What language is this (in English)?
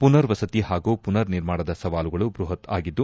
Kannada